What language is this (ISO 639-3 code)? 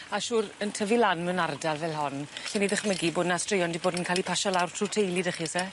cym